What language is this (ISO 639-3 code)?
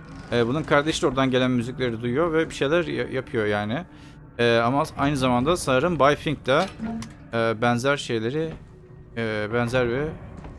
tur